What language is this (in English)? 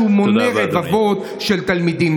Hebrew